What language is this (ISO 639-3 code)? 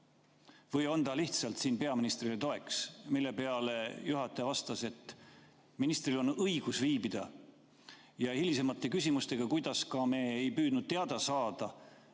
est